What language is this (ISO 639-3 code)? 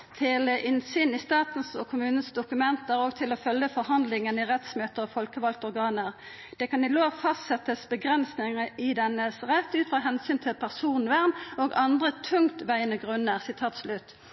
nno